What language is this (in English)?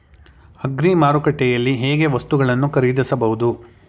Kannada